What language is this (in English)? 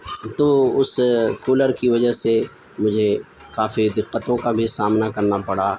Urdu